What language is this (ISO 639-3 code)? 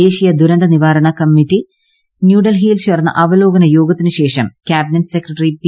mal